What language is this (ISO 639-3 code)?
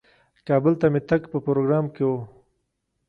pus